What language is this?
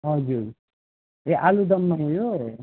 Nepali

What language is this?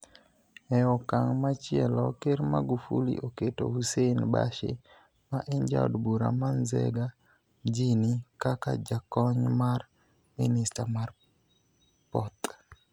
Luo (Kenya and Tanzania)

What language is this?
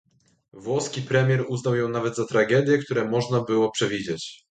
Polish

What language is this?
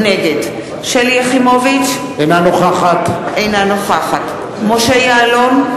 Hebrew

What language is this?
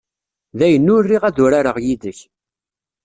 Kabyle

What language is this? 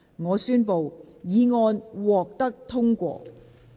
Cantonese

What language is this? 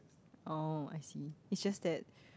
English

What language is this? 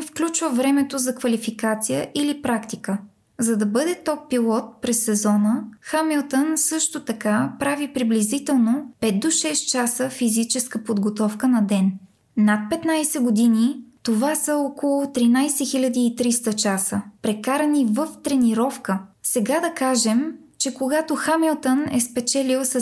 Bulgarian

